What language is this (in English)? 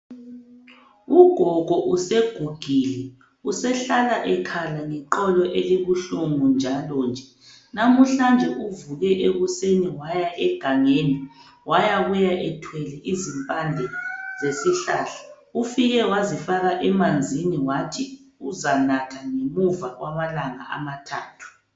North Ndebele